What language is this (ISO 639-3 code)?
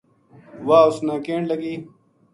gju